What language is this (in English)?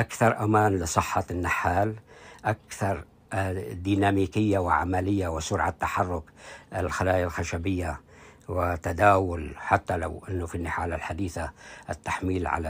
Arabic